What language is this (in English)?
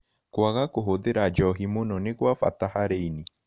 Kikuyu